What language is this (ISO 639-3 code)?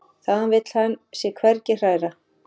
isl